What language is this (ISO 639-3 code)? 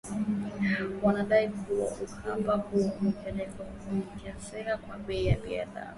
swa